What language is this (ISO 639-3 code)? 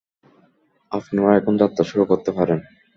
ben